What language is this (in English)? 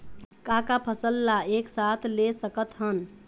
Chhattisgarhi